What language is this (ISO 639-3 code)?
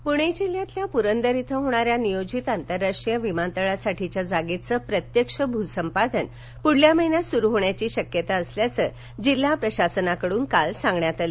mar